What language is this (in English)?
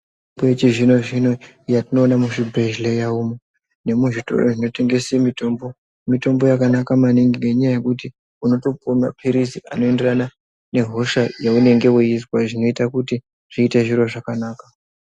Ndau